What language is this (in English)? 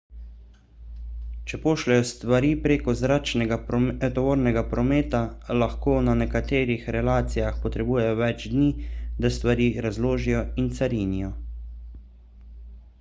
Slovenian